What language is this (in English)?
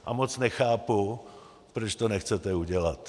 Czech